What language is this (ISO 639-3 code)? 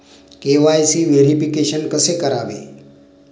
mar